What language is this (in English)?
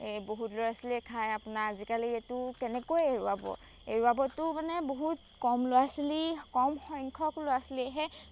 Assamese